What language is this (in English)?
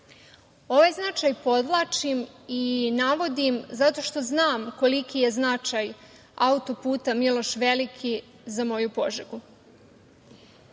Serbian